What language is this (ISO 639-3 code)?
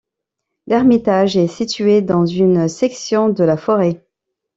fra